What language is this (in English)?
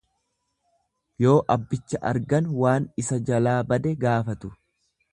Oromo